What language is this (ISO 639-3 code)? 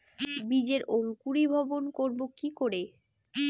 ben